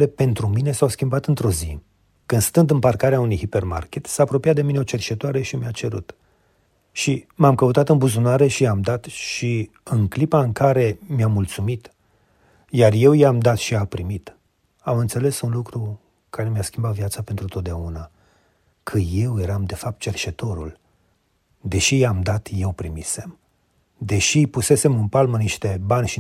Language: Romanian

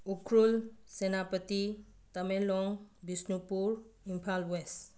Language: Manipuri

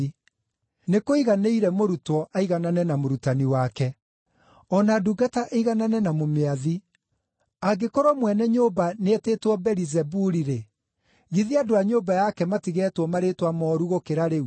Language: Kikuyu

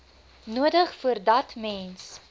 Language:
Afrikaans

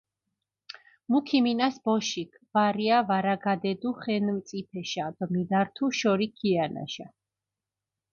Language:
Mingrelian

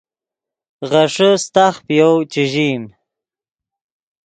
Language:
Yidgha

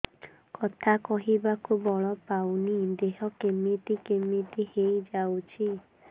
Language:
Odia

